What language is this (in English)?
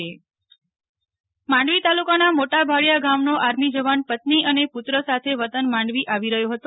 Gujarati